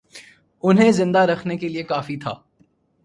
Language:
Urdu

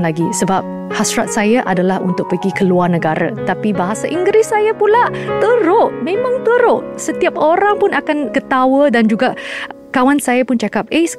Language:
Malay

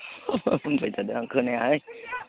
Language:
Bodo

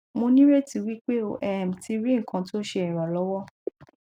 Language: Yoruba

